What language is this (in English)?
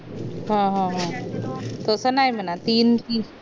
Marathi